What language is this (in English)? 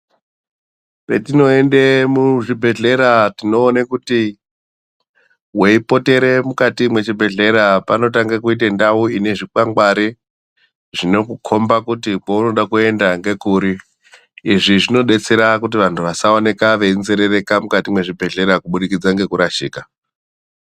Ndau